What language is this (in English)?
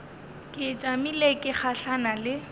Northern Sotho